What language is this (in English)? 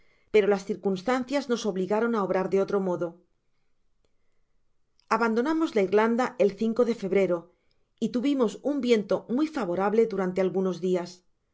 Spanish